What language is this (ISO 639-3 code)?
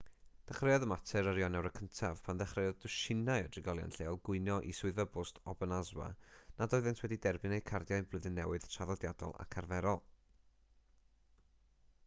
cym